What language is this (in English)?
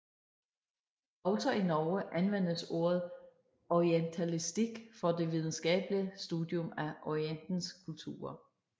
Danish